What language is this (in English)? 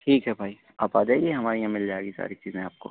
Urdu